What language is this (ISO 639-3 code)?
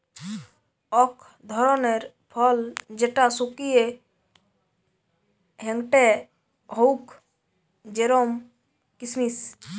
ben